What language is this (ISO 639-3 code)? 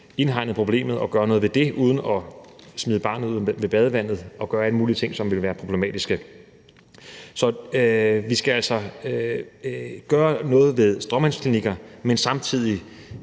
dan